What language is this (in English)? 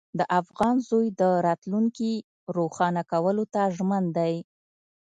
Pashto